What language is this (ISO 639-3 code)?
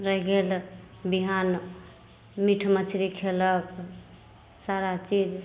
mai